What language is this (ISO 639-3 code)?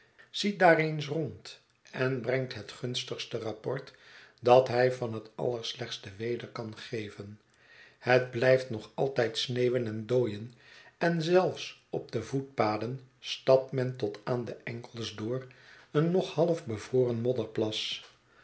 nld